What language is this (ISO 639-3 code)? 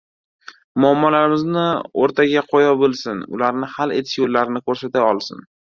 uzb